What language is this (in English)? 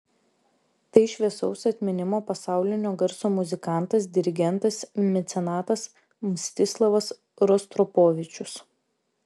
Lithuanian